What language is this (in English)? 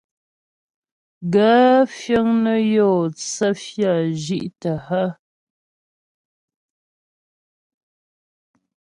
Ghomala